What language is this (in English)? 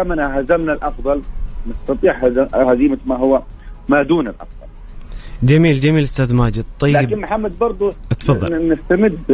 Arabic